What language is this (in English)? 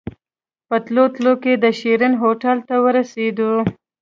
Pashto